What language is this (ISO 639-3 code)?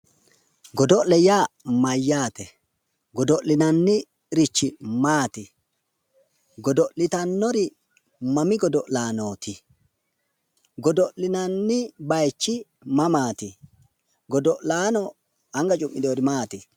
sid